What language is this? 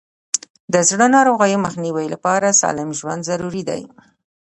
Pashto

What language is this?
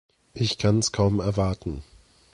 German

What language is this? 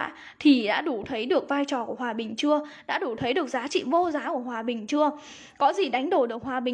Vietnamese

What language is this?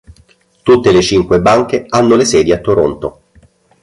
Italian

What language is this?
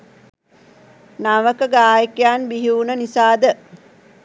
Sinhala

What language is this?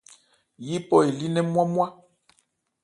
Ebrié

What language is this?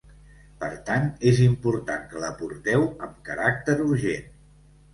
Catalan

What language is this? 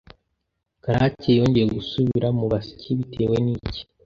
Kinyarwanda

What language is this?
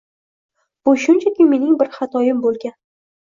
Uzbek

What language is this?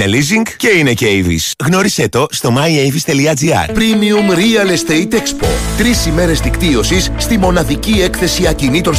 Greek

